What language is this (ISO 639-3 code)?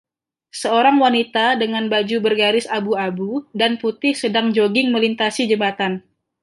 ind